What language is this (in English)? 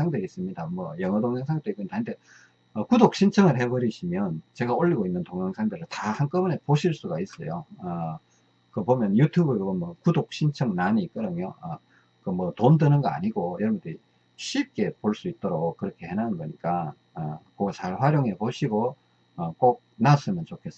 Korean